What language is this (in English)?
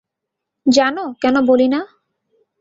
Bangla